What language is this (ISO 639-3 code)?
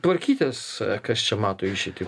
lit